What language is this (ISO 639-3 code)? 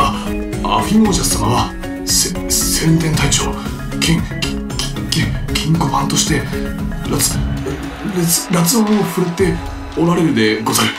jpn